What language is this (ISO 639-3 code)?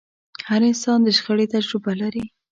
pus